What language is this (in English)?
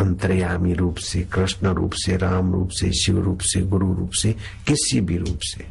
Hindi